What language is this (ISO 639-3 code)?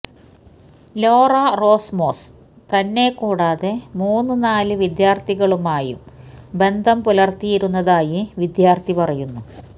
mal